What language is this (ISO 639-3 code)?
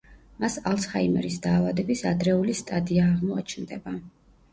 kat